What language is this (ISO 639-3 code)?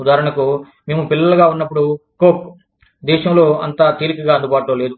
tel